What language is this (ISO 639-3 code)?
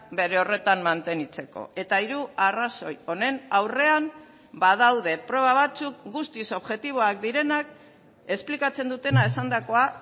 eus